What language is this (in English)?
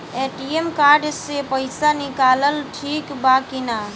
Bhojpuri